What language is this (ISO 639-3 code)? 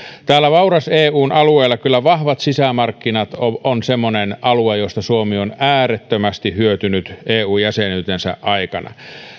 fin